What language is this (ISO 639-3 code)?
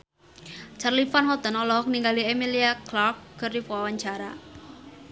sun